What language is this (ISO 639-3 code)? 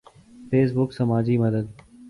urd